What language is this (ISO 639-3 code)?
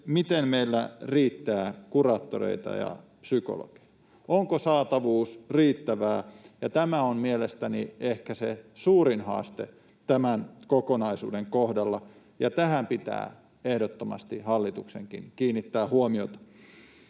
fin